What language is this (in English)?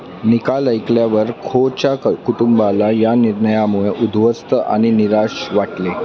Marathi